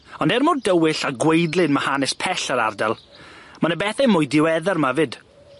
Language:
Welsh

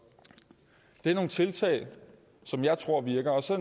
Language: Danish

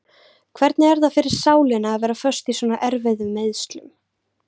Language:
Icelandic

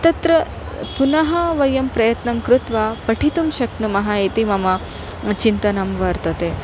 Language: Sanskrit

